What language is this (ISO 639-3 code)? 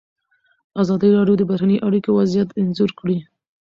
pus